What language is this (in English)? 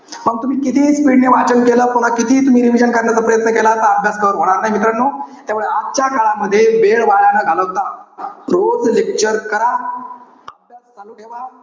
Marathi